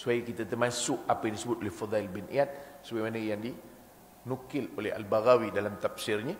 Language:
Malay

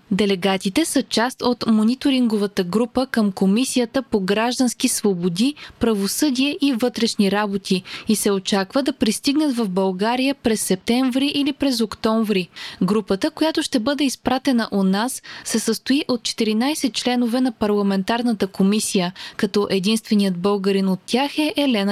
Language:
Bulgarian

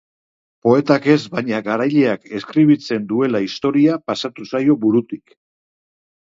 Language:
Basque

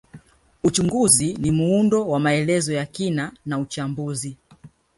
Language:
Swahili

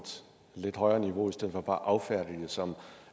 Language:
Danish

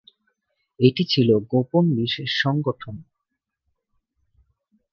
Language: Bangla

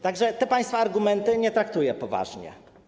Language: Polish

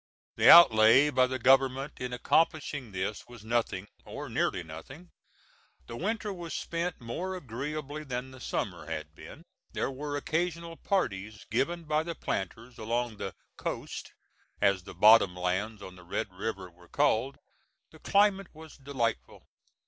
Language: English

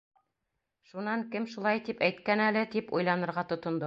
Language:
Bashkir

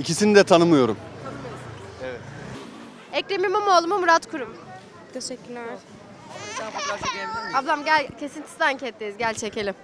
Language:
Turkish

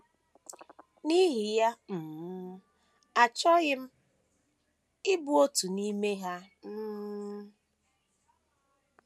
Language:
Igbo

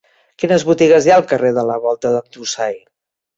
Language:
Catalan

